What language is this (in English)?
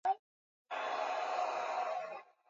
Swahili